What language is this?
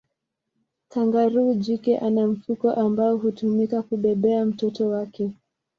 Swahili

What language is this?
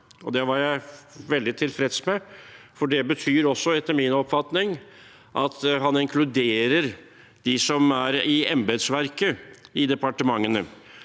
Norwegian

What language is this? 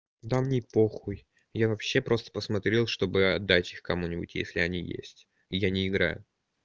Russian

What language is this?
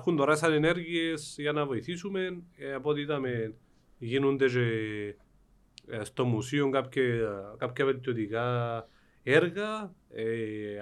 Greek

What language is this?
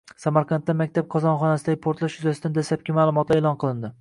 Uzbek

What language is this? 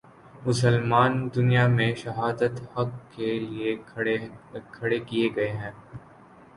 Urdu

